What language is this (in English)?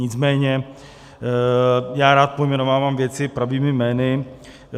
Czech